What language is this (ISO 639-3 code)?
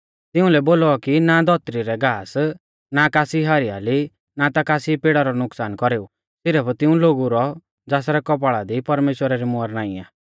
bfz